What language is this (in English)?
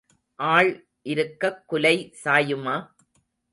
Tamil